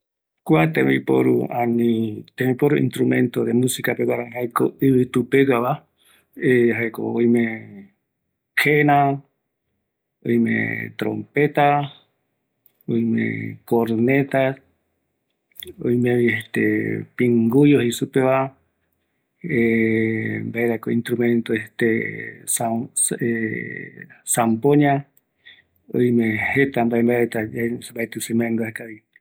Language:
Eastern Bolivian Guaraní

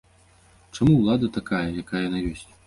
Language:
Belarusian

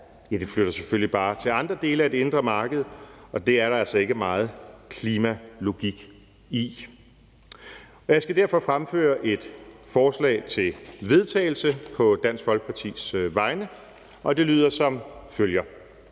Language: Danish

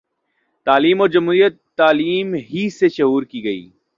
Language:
Urdu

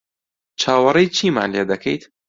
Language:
Central Kurdish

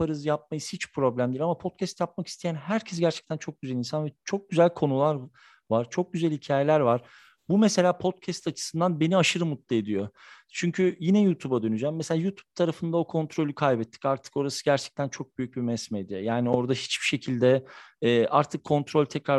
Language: Turkish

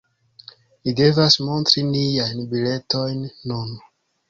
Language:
Esperanto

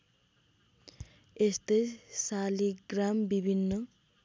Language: Nepali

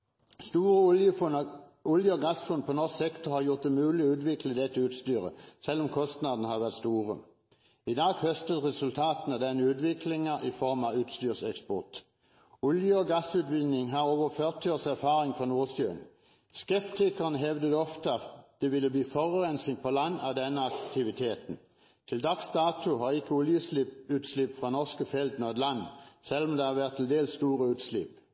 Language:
Norwegian Bokmål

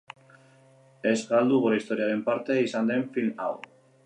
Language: Basque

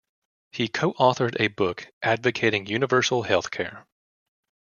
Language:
English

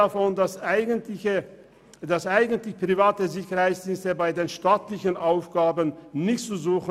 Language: Swiss German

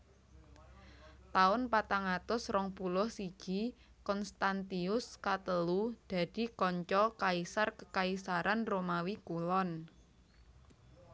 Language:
Javanese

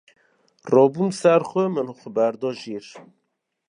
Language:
Kurdish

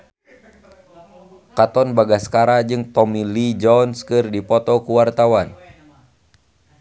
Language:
Sundanese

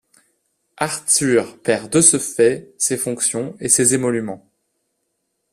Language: French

